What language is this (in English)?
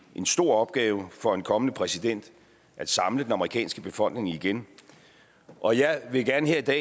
Danish